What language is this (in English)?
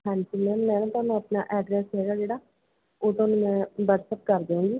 Punjabi